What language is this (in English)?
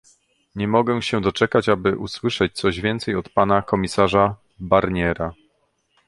Polish